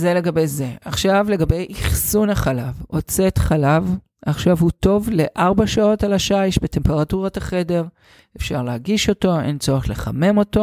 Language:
Hebrew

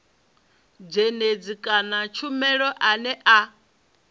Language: Venda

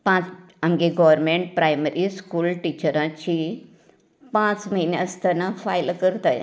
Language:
Konkani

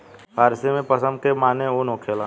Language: Bhojpuri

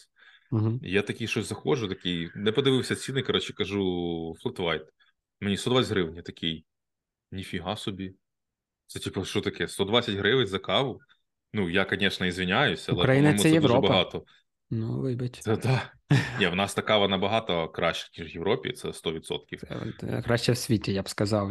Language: Ukrainian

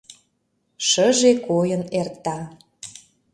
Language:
Mari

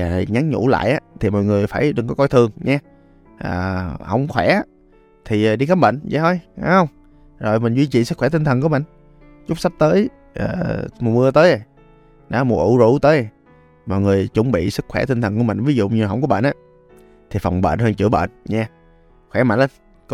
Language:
Vietnamese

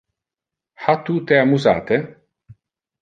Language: Interlingua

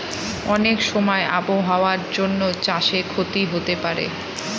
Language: Bangla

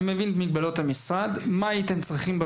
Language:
Hebrew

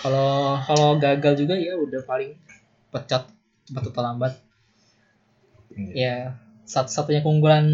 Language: Indonesian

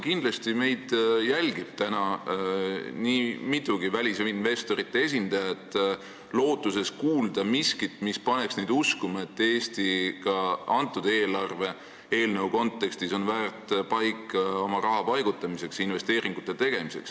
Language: Estonian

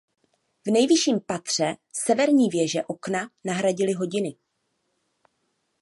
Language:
Czech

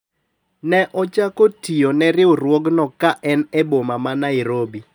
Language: Luo (Kenya and Tanzania)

